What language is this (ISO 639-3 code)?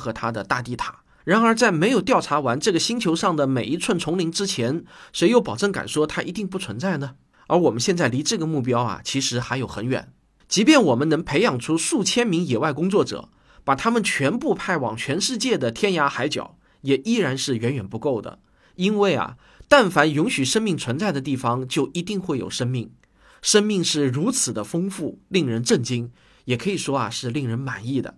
zho